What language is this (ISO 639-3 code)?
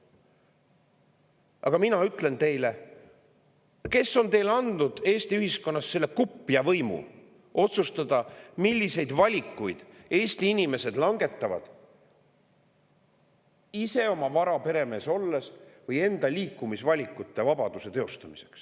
est